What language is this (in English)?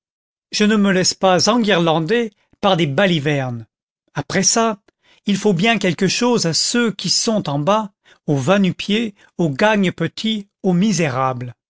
French